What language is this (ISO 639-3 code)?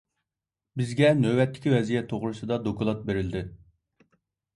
uig